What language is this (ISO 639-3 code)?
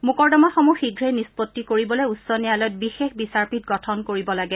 asm